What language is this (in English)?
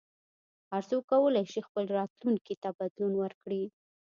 Pashto